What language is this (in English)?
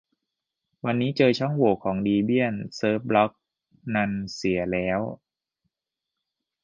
Thai